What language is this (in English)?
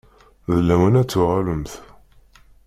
Kabyle